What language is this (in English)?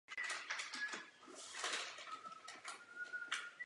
Czech